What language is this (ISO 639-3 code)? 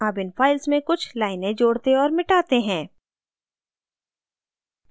hin